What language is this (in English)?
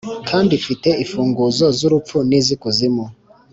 Kinyarwanda